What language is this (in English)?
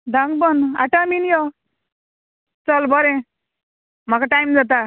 Konkani